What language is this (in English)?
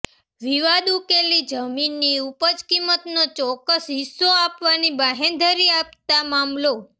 Gujarati